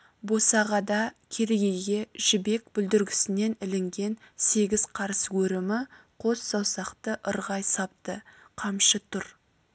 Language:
Kazakh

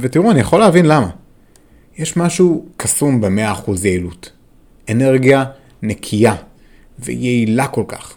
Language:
Hebrew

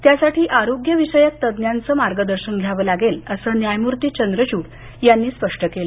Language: Marathi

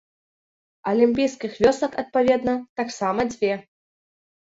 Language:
Belarusian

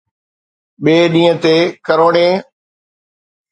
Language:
Sindhi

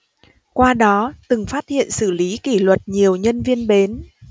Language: Vietnamese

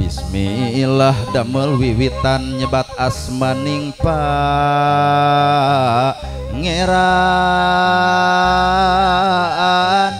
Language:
Indonesian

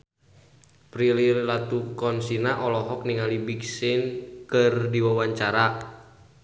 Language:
Sundanese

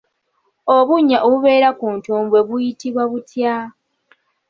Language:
Ganda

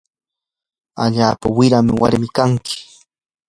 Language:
Yanahuanca Pasco Quechua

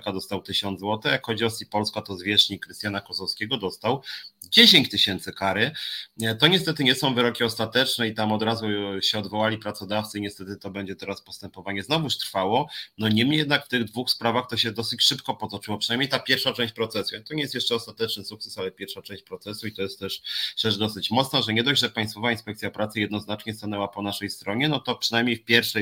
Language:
Polish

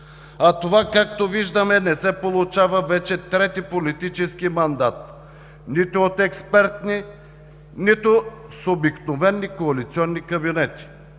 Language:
Bulgarian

